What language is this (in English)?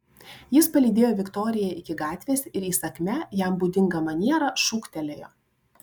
Lithuanian